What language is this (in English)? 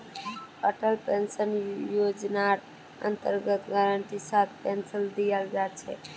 Magahi